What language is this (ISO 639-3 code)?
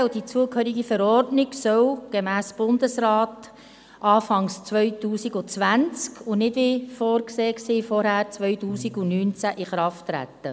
gsw